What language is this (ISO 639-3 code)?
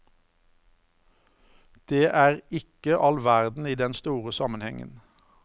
nor